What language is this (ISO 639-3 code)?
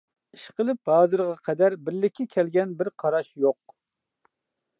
uig